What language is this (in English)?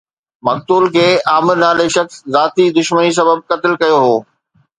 Sindhi